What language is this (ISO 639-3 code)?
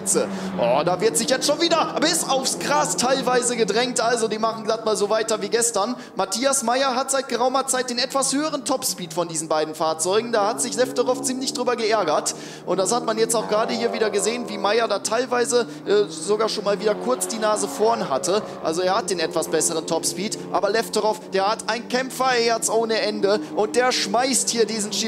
deu